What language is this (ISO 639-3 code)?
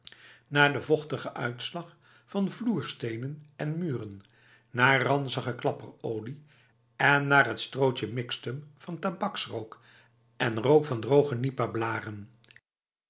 nld